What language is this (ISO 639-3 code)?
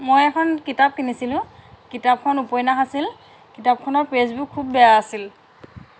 asm